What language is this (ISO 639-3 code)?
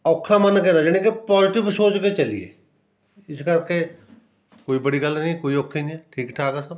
pan